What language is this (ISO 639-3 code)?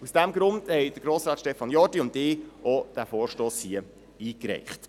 gsw